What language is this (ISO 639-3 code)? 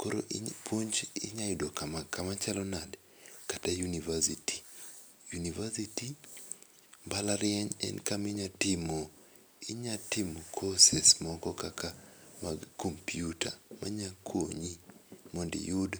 luo